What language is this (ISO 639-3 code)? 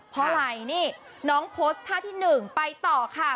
tha